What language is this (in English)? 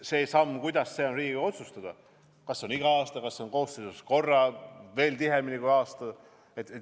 Estonian